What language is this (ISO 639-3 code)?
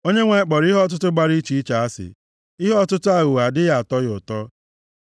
ibo